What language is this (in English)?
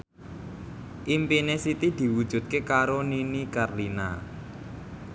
Javanese